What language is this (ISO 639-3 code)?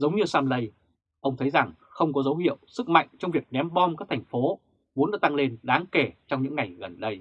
vie